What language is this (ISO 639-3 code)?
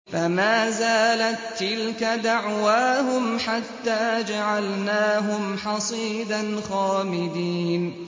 ara